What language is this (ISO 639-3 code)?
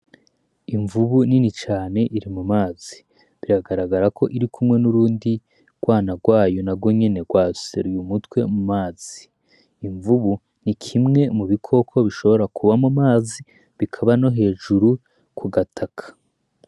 run